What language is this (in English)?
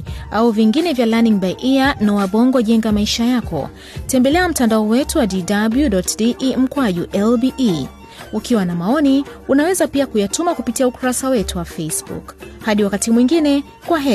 Swahili